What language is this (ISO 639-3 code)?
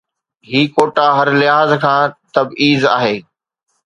snd